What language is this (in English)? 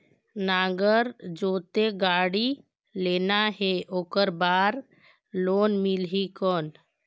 Chhattisgarhi